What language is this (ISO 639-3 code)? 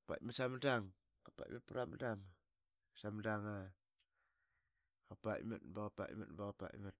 byx